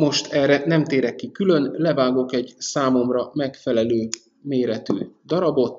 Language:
Hungarian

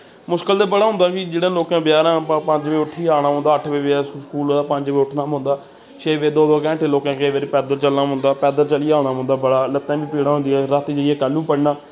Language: Dogri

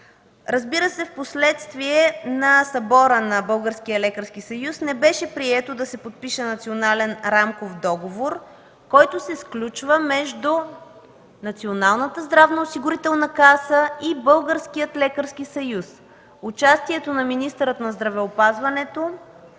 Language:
Bulgarian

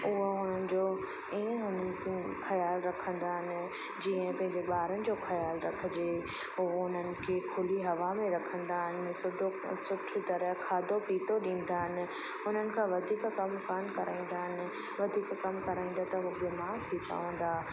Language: Sindhi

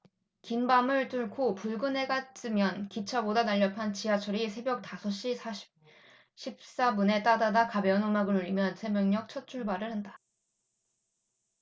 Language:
Korean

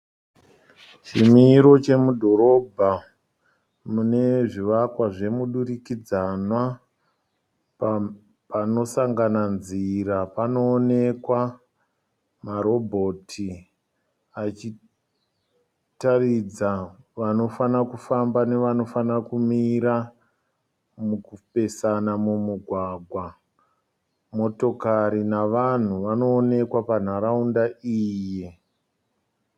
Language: Shona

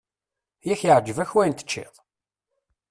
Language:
Kabyle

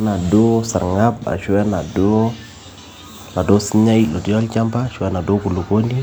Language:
Masai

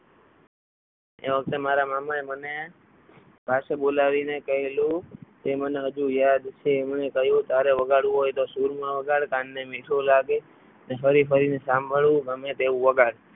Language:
Gujarati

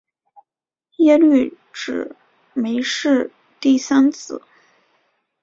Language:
Chinese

